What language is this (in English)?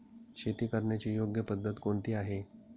Marathi